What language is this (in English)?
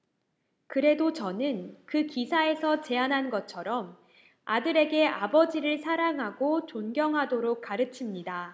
Korean